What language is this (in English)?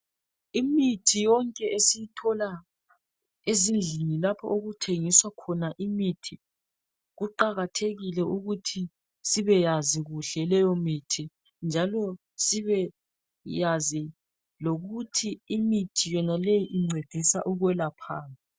North Ndebele